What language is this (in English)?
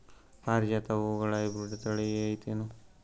Kannada